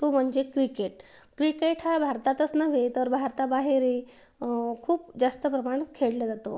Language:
Marathi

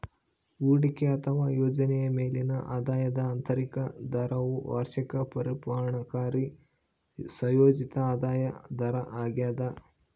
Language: Kannada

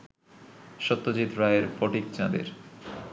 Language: Bangla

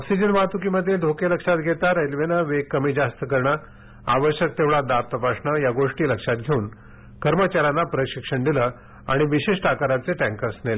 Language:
Marathi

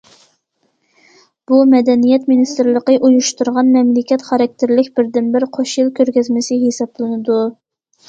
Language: Uyghur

